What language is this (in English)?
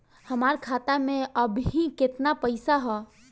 Bhojpuri